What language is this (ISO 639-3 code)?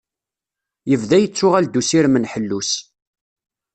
kab